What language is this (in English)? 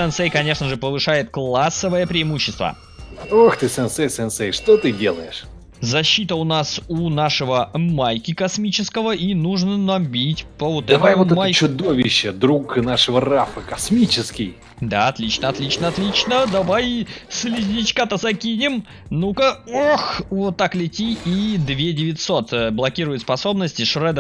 Russian